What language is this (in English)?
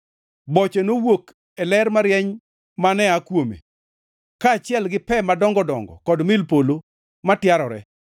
Luo (Kenya and Tanzania)